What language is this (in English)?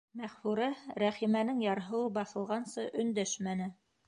Bashkir